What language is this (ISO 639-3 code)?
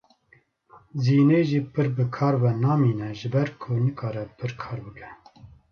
kur